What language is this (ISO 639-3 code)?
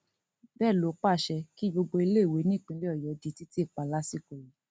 yor